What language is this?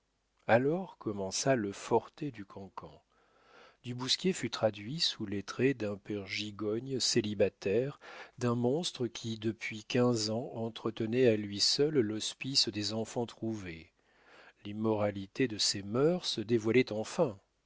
French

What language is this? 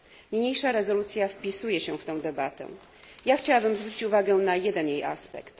Polish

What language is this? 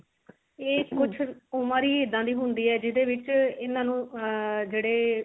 Punjabi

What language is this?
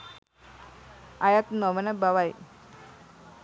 Sinhala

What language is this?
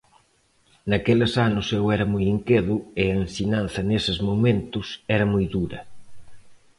Galician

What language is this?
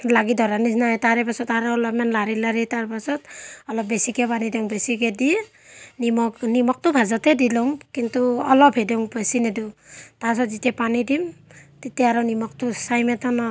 Assamese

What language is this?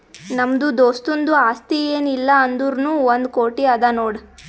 Kannada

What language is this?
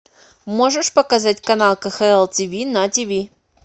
Russian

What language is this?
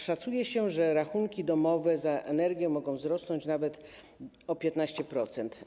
Polish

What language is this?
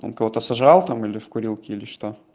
Russian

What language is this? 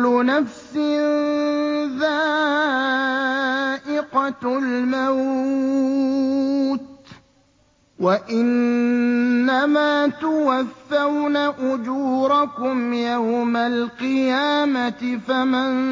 Arabic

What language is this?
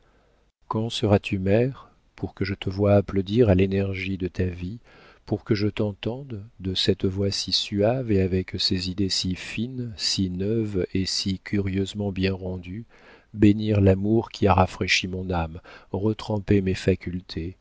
French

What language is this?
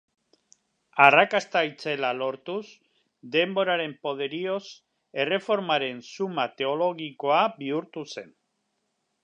Basque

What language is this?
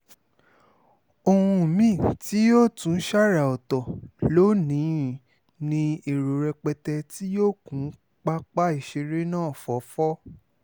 Yoruba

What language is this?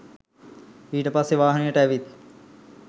Sinhala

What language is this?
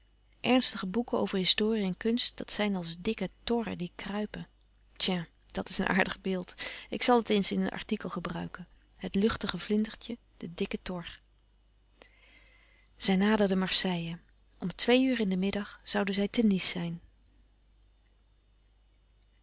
Dutch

